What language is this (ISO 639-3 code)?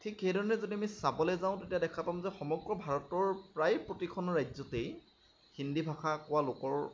asm